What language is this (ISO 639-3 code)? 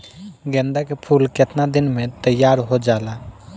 bho